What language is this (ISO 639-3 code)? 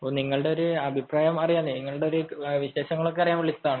mal